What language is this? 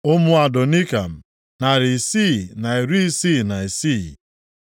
Igbo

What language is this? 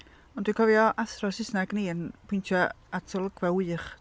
Welsh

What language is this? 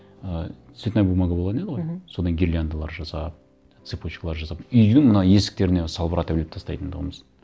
Kazakh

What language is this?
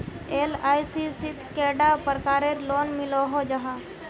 Magahi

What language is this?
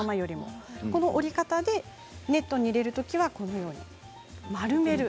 Japanese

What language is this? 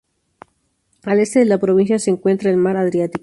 Spanish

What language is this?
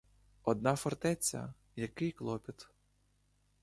Ukrainian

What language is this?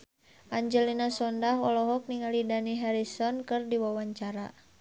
Sundanese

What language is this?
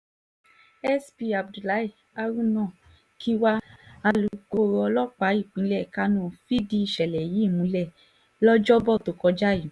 Yoruba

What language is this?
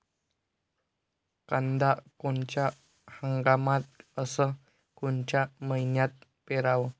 Marathi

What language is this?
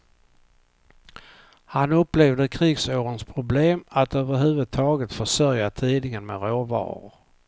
Swedish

